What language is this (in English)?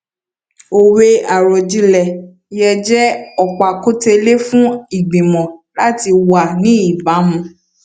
Yoruba